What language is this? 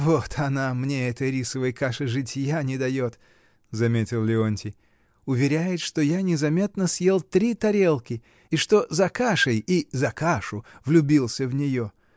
Russian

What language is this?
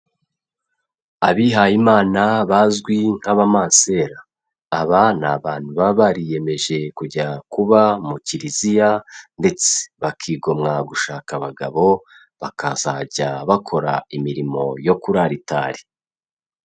Kinyarwanda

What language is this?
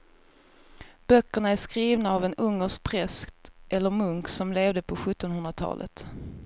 Swedish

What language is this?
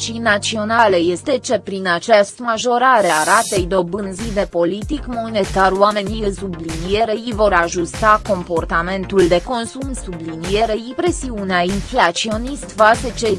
Romanian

